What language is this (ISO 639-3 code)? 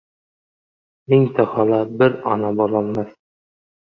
uzb